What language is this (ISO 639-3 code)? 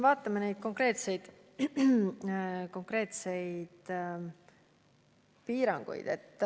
est